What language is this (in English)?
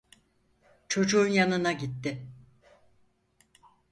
Turkish